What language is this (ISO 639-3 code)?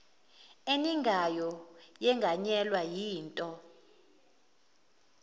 zul